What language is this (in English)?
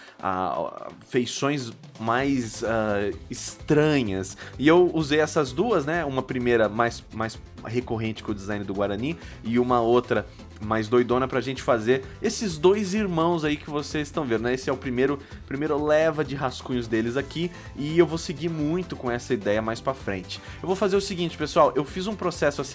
Portuguese